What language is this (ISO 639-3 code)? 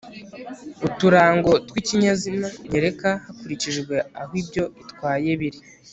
kin